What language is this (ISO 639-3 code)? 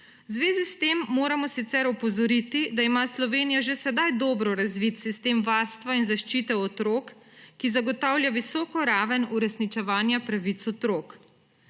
slv